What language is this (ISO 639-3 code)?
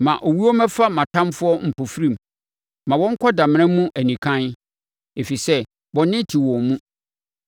aka